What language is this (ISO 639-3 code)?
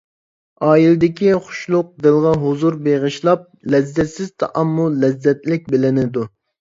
uig